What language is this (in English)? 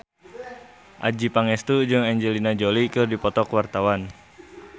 Sundanese